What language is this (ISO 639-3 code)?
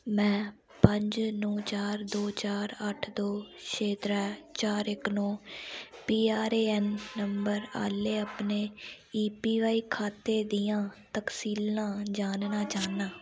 doi